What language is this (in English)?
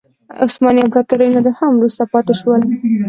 Pashto